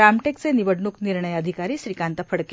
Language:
Marathi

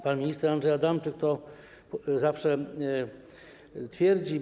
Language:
Polish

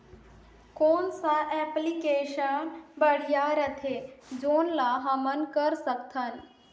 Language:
Chhattisgarhi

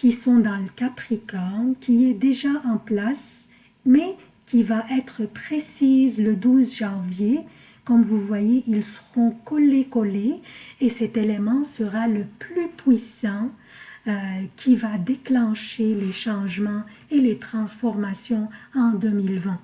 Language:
French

